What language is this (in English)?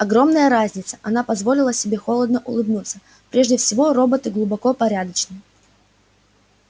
Russian